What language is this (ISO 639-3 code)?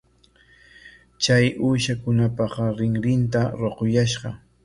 qwa